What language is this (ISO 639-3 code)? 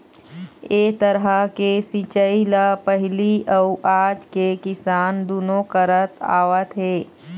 hne